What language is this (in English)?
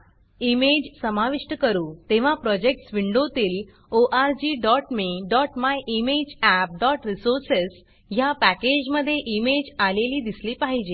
Marathi